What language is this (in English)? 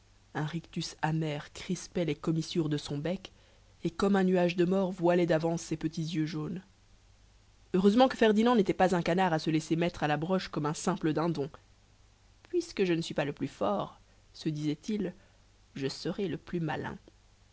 French